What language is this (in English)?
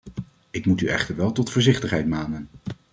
Dutch